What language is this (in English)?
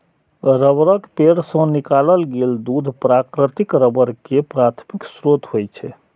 Maithili